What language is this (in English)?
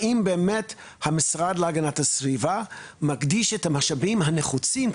Hebrew